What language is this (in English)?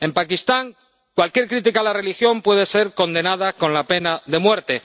Spanish